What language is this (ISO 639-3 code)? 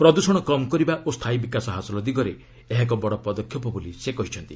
ori